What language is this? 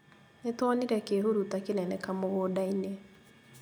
Kikuyu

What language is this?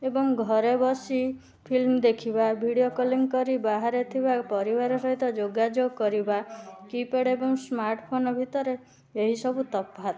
Odia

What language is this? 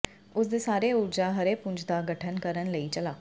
Punjabi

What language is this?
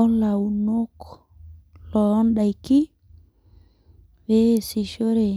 Masai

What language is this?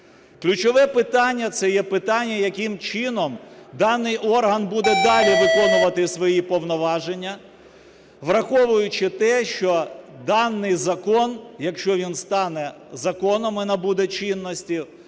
Ukrainian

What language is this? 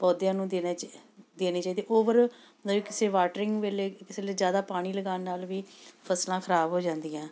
Punjabi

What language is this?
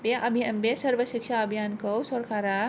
Bodo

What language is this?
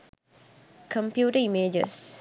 Sinhala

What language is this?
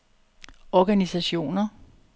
Danish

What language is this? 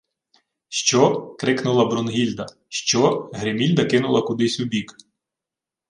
Ukrainian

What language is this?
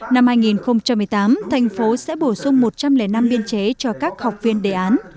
Vietnamese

